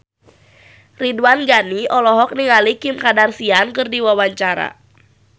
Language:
Sundanese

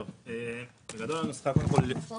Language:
Hebrew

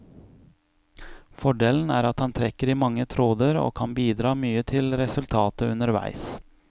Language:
Norwegian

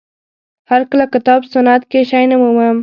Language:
Pashto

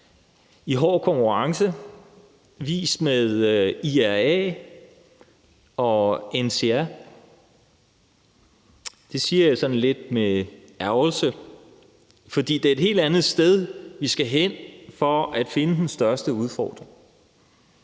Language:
Danish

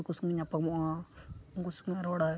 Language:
Santali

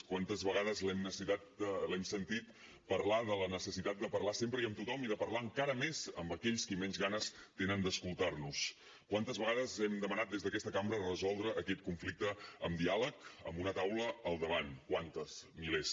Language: Catalan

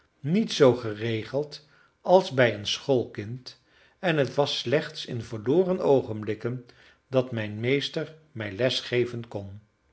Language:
Dutch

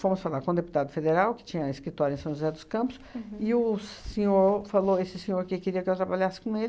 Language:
Portuguese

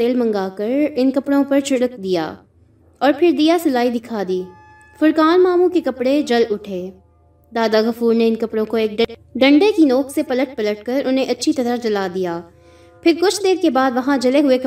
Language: Urdu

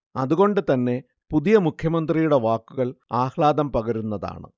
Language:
Malayalam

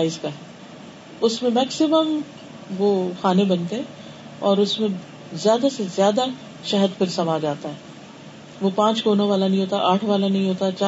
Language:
Urdu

